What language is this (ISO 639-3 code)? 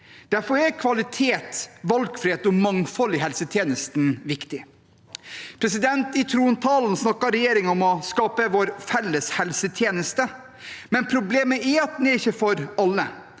nor